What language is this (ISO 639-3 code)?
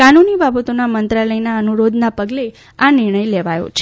guj